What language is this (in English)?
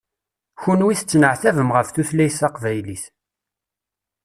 Kabyle